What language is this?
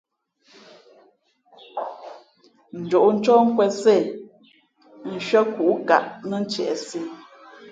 Fe'fe'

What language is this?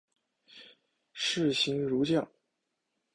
Chinese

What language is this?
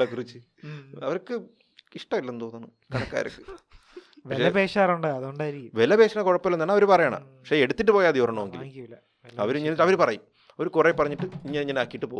Malayalam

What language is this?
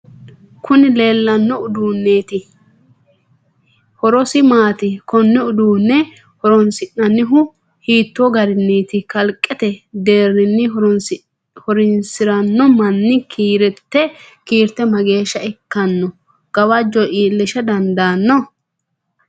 Sidamo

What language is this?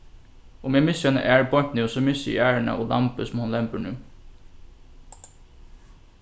Faroese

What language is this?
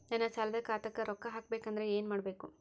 Kannada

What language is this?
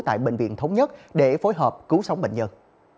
Vietnamese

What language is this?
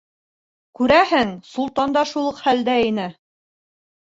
Bashkir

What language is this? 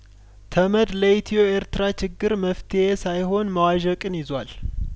Amharic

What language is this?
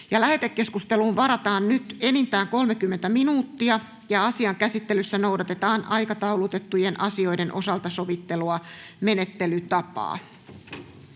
Finnish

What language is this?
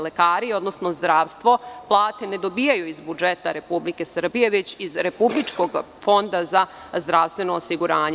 Serbian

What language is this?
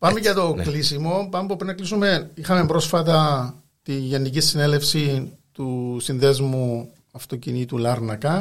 Greek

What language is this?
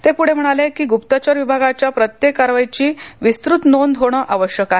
Marathi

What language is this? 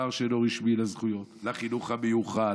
Hebrew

